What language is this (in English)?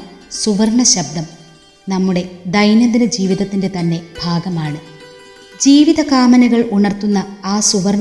Malayalam